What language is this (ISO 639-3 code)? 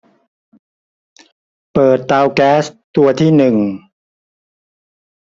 tha